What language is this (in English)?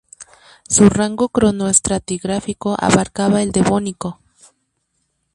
Spanish